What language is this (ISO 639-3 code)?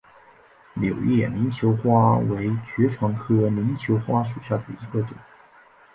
zho